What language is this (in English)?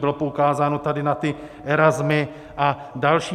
Czech